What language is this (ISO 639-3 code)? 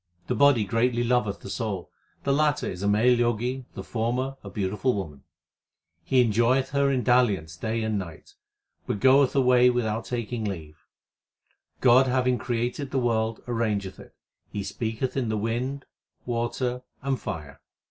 eng